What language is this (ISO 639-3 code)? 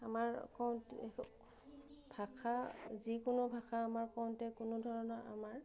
asm